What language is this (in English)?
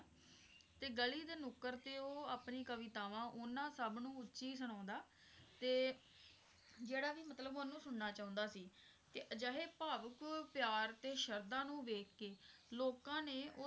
Punjabi